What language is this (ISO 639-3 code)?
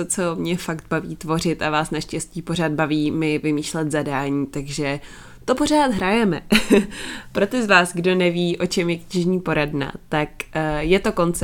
ces